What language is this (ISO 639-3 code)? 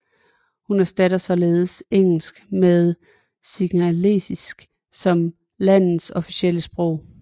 dan